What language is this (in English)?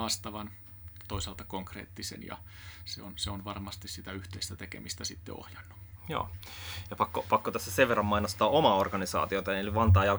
Finnish